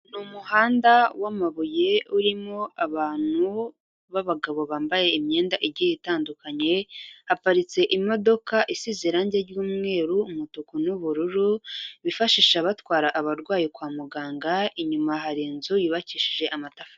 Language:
Kinyarwanda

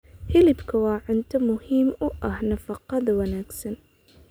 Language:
Somali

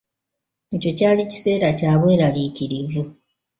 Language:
Ganda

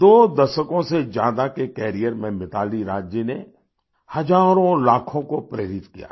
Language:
Hindi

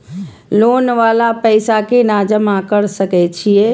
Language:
Maithili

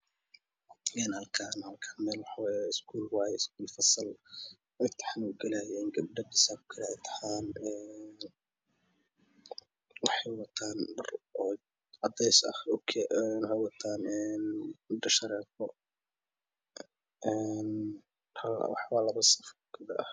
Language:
Somali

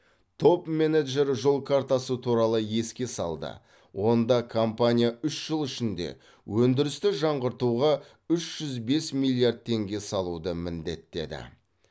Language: Kazakh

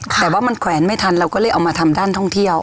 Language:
Thai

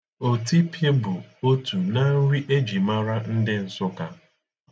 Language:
Igbo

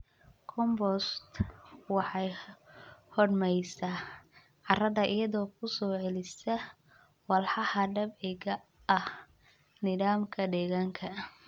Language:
Somali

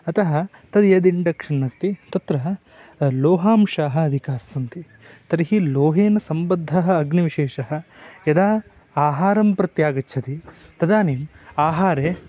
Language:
Sanskrit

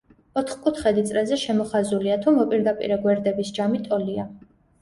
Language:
Georgian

